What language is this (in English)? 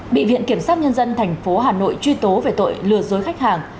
Vietnamese